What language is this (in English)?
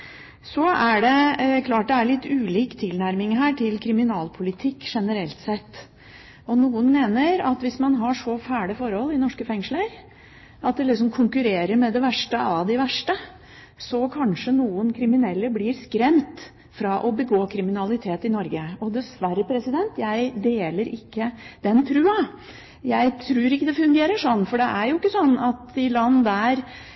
Norwegian Bokmål